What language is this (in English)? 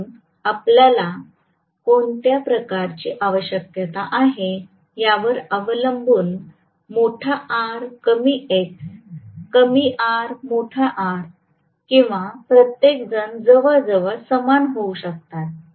Marathi